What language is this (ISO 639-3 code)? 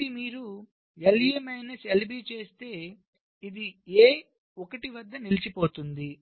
tel